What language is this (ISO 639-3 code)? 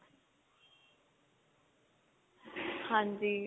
pan